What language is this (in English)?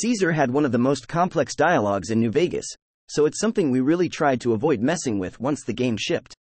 English